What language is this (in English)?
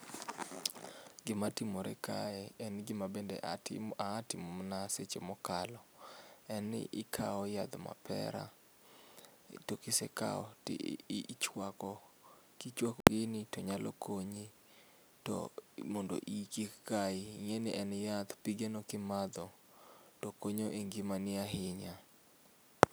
Luo (Kenya and Tanzania)